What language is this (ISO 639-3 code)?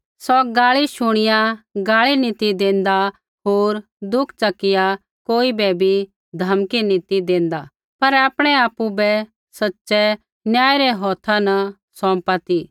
kfx